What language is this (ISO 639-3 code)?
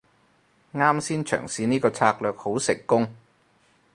yue